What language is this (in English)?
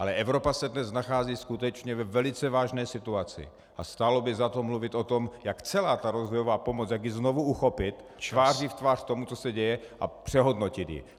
Czech